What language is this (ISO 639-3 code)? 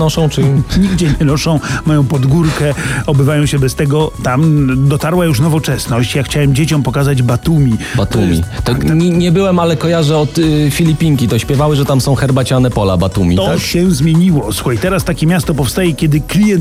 pol